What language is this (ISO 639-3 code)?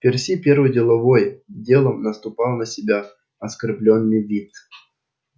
rus